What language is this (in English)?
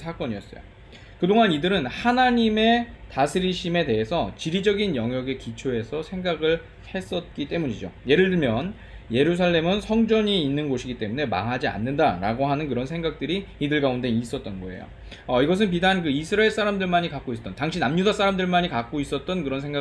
Korean